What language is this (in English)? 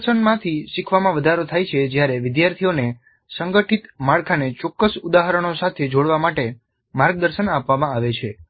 Gujarati